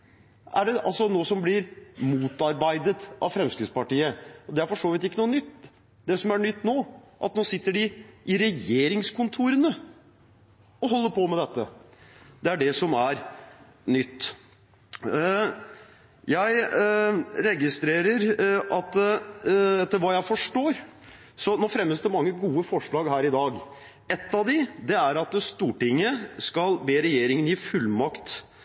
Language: Norwegian Bokmål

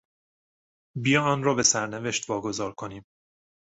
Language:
Persian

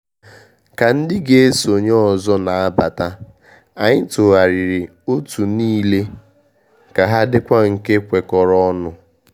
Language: Igbo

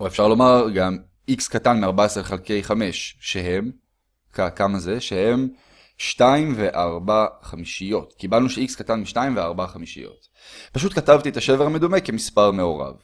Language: Hebrew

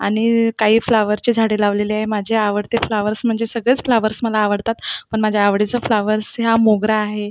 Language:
Marathi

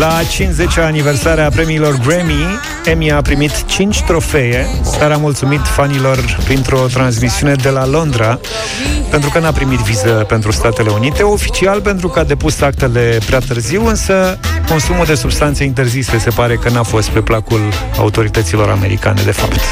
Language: Romanian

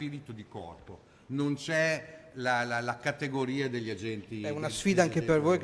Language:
Italian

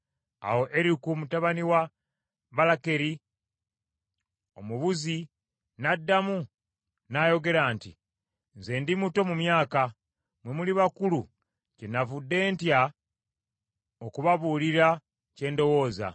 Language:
Ganda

